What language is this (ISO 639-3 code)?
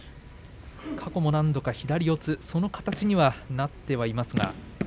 jpn